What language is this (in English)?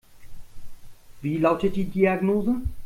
German